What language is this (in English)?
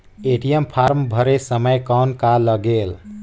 Chhattisgarhi